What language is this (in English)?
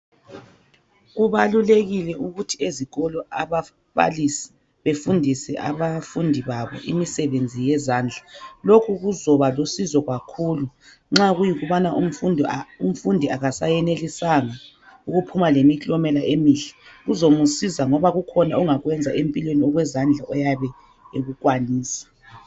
North Ndebele